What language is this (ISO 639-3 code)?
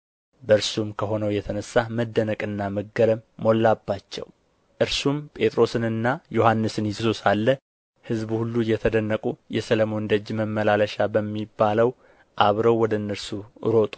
amh